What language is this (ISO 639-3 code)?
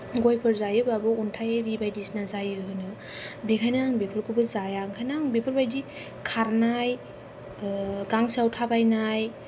brx